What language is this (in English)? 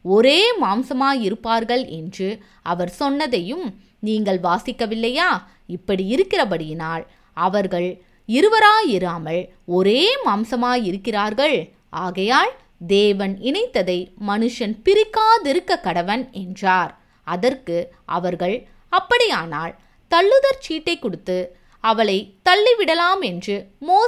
Tamil